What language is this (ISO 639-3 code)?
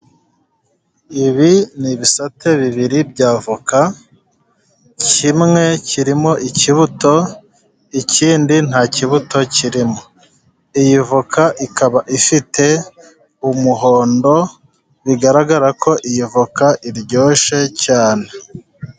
kin